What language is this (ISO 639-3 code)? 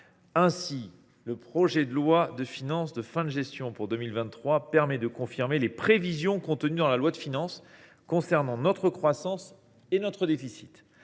fra